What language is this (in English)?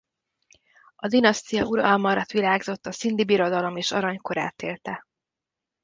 Hungarian